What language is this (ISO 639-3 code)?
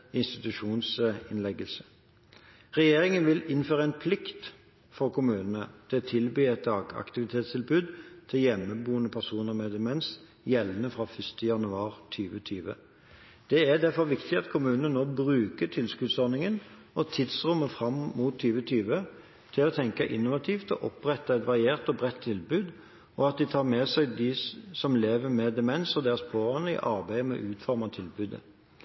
nob